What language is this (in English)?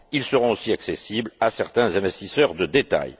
French